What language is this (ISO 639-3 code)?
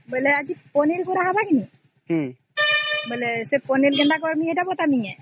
ori